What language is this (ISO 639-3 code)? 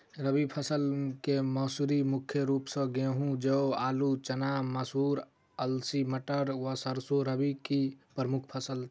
mai